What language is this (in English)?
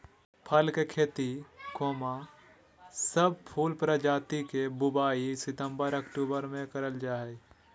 Magahi